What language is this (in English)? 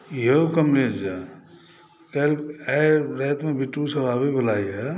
Maithili